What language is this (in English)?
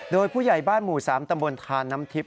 Thai